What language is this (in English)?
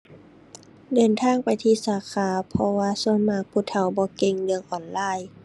Thai